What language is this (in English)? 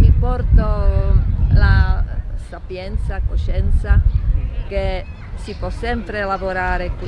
Italian